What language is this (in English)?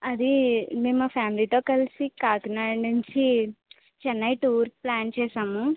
Telugu